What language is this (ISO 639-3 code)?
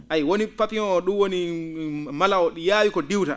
ful